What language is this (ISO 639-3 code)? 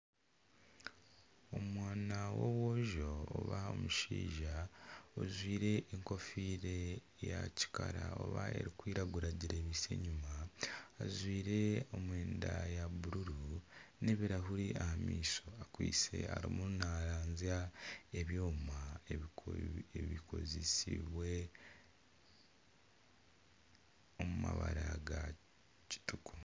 nyn